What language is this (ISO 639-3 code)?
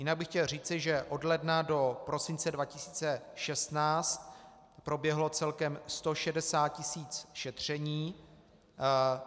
ces